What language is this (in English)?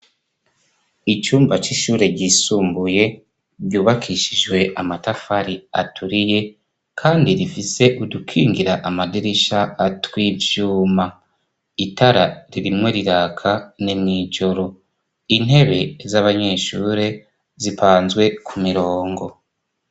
Rundi